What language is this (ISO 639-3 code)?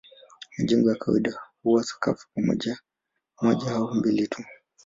swa